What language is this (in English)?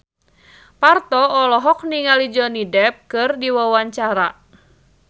Sundanese